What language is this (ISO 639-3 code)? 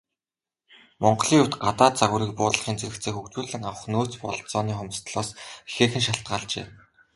mon